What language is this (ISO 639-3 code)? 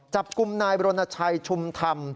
tha